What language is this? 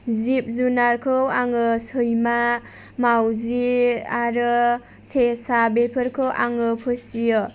Bodo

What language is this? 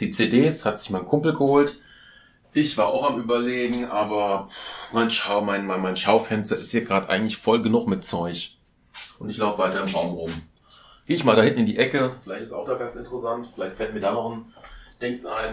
German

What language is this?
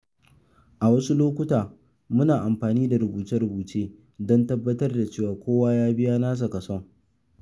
Hausa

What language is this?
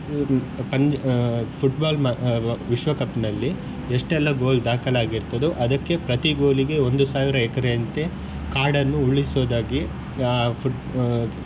Kannada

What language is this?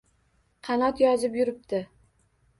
Uzbek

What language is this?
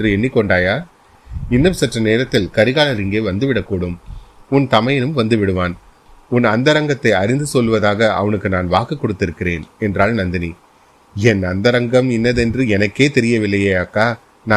Tamil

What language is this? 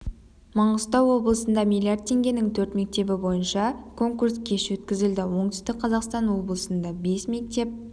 Kazakh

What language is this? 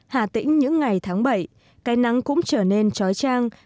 Vietnamese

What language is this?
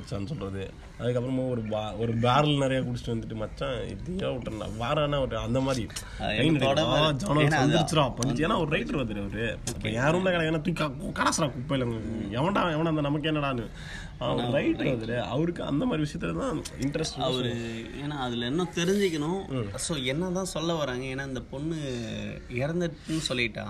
Tamil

